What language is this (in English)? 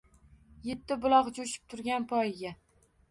Uzbek